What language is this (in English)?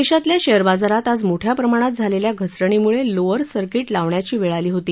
Marathi